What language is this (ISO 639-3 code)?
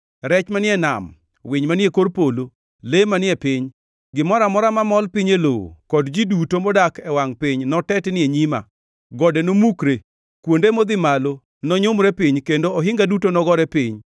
luo